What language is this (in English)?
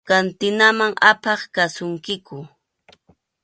Arequipa-La Unión Quechua